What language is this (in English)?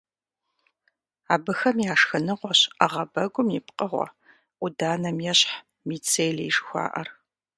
Kabardian